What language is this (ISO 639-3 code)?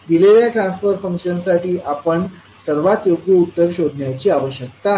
mar